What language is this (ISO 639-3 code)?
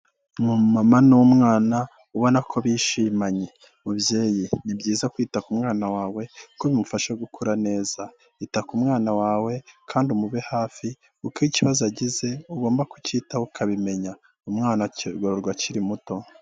kin